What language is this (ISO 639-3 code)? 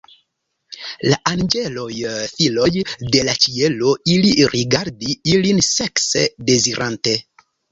epo